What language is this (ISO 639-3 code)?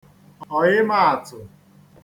ibo